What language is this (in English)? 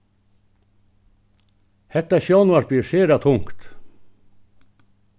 Faroese